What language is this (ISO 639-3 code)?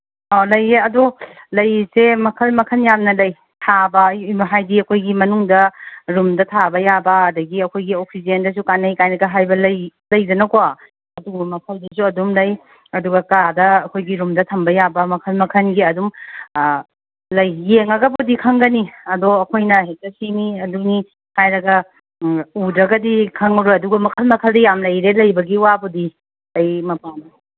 mni